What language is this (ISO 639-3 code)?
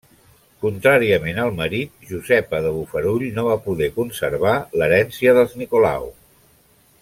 cat